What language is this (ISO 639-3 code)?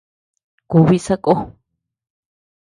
cux